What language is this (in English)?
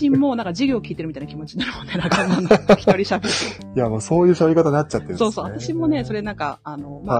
Japanese